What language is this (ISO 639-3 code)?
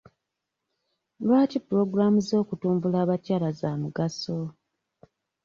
lug